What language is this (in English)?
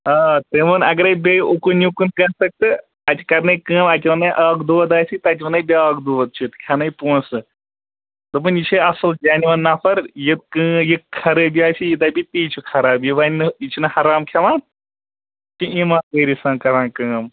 Kashmiri